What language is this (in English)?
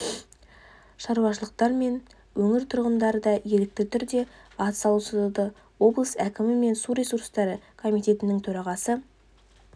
Kazakh